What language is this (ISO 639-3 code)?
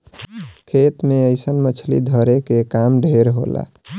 bho